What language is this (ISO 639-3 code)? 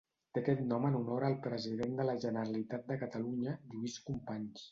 cat